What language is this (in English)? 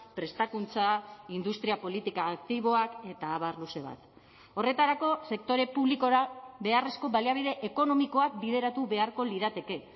Basque